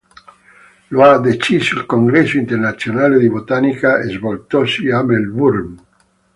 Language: Italian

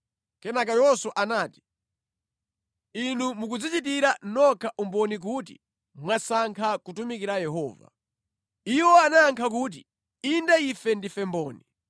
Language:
Nyanja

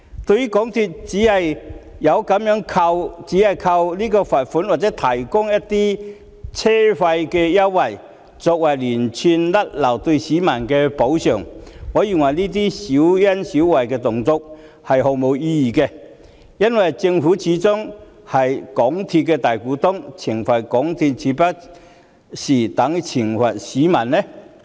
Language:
Cantonese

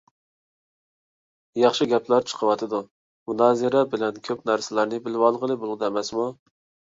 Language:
Uyghur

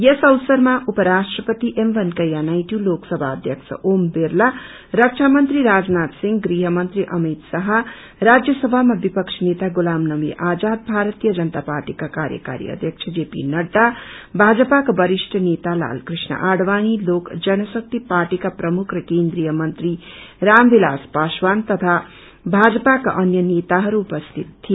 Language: Nepali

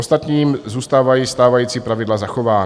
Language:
Czech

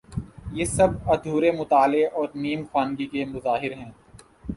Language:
Urdu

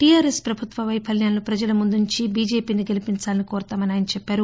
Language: Telugu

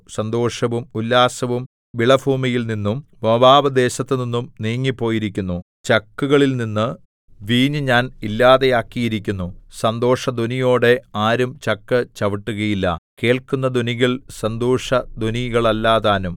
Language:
Malayalam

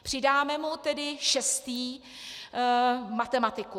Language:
Czech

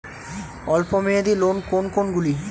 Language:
Bangla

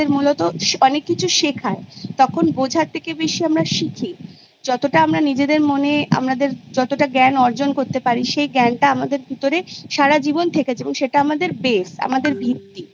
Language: Bangla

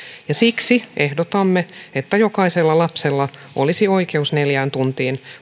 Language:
Finnish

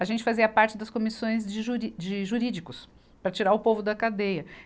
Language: Portuguese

